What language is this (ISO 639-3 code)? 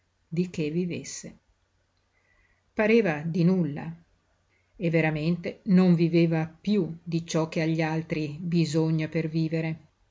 ita